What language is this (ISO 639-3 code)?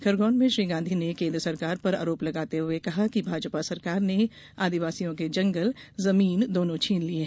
hin